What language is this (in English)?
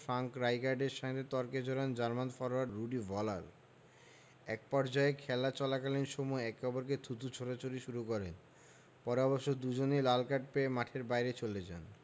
Bangla